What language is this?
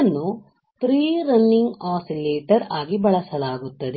Kannada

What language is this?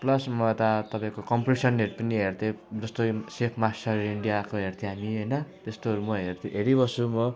Nepali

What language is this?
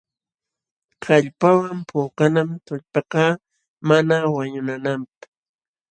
Jauja Wanca Quechua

